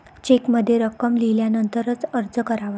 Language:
Marathi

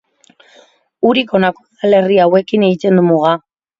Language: Basque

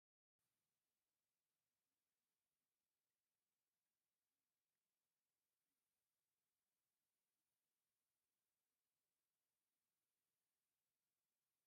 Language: Tigrinya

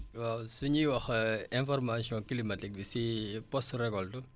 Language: Wolof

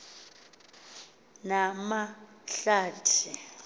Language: Xhosa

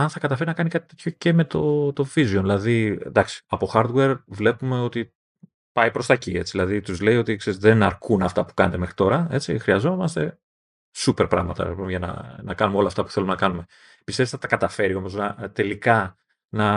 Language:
Greek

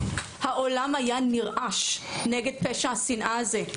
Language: Hebrew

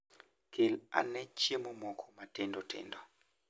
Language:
Luo (Kenya and Tanzania)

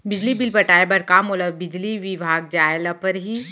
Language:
Chhattisgarhi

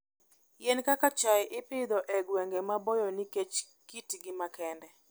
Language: Luo (Kenya and Tanzania)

